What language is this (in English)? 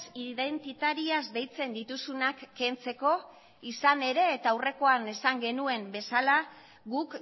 Basque